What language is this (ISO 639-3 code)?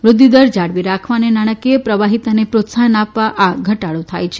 guj